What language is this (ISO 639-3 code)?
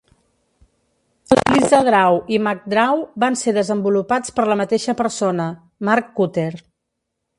cat